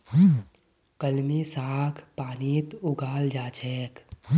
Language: Magahi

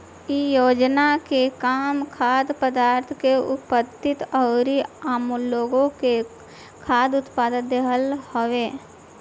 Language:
Bhojpuri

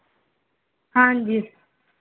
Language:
Punjabi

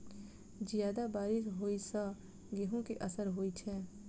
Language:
Maithili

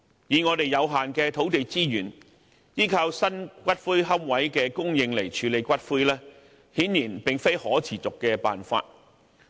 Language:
Cantonese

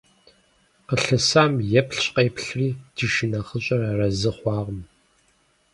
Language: Kabardian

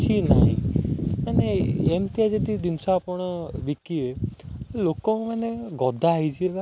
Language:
Odia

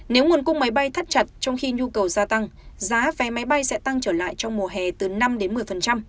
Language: Vietnamese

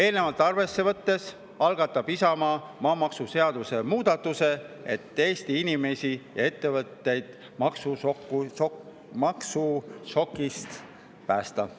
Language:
Estonian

